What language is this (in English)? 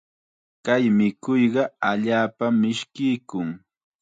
Chiquián Ancash Quechua